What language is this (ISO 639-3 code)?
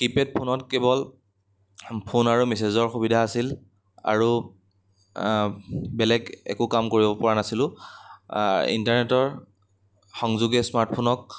asm